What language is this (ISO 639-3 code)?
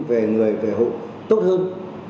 vie